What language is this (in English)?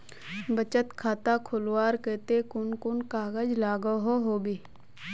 Magahi